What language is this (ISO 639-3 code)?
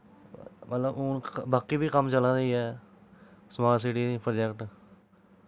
doi